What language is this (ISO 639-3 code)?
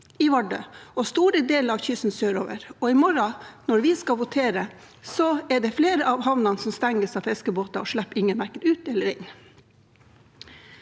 nor